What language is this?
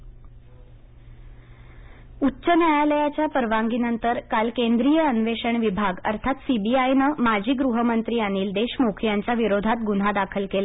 Marathi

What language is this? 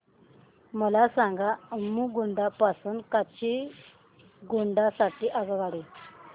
Marathi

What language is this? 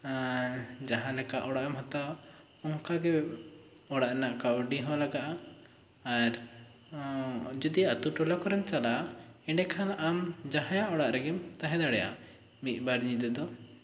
Santali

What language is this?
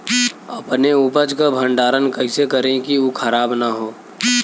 Bhojpuri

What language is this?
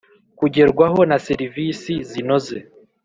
Kinyarwanda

